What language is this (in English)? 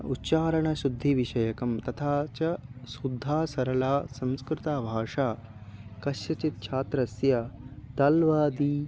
Sanskrit